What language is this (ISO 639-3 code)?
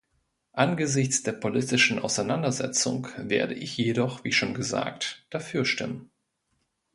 deu